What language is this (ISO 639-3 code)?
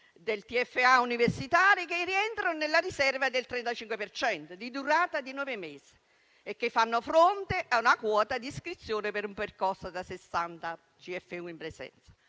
ita